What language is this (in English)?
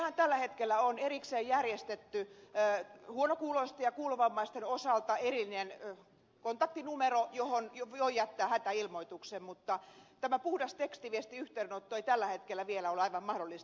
Finnish